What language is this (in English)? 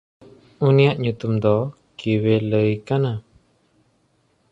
Santali